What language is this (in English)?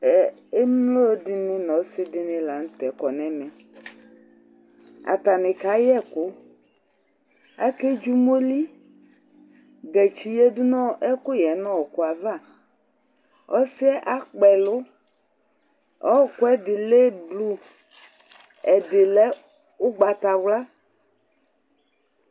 Ikposo